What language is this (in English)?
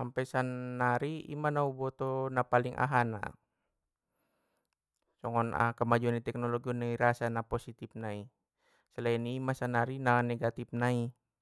Batak Mandailing